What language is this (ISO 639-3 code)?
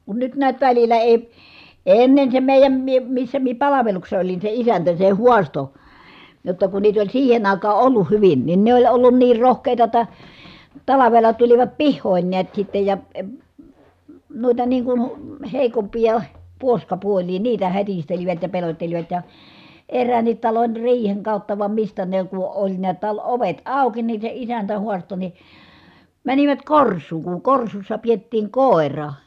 fin